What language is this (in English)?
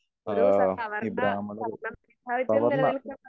Malayalam